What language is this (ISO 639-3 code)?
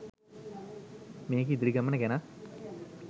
sin